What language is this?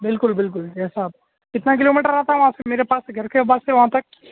Urdu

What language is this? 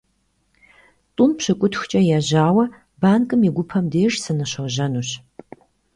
Kabardian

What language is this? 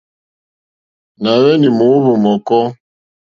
Mokpwe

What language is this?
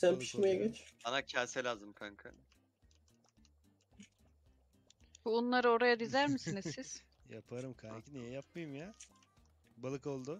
Turkish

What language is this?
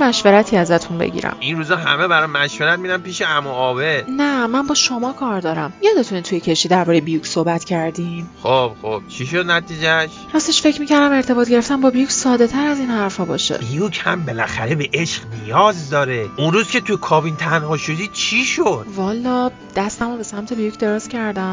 Persian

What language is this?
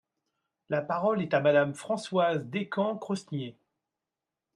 French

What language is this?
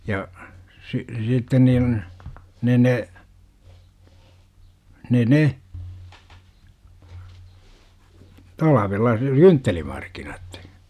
Finnish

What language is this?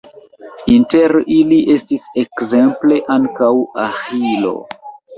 Esperanto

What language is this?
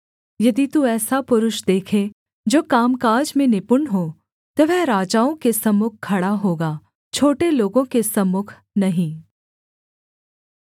Hindi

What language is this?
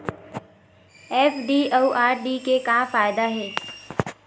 Chhattisgarhi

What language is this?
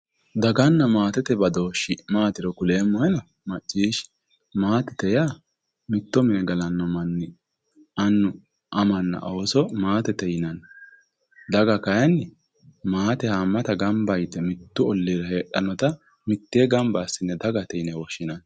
Sidamo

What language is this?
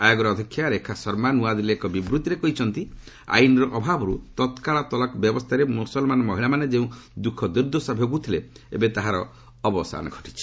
Odia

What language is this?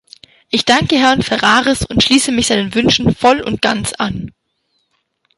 German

